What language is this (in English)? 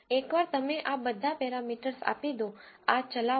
Gujarati